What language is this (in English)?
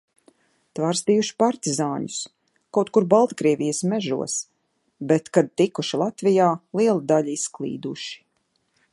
Latvian